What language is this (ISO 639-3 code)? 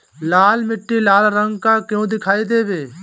bho